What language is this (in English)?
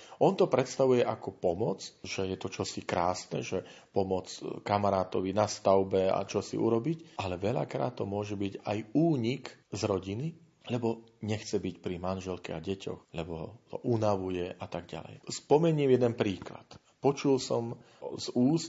Slovak